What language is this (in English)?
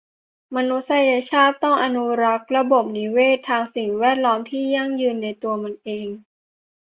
Thai